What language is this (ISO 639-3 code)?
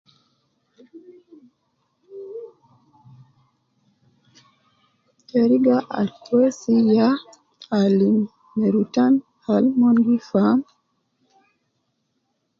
kcn